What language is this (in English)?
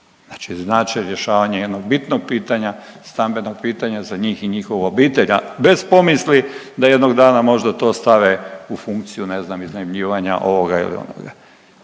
Croatian